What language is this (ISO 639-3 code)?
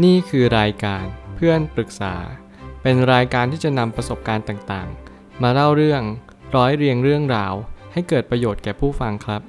tha